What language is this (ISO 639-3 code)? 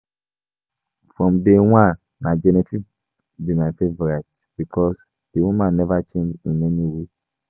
pcm